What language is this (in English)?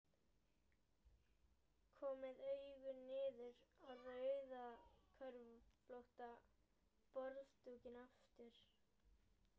Icelandic